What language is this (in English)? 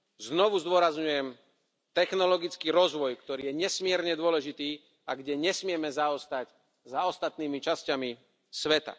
Slovak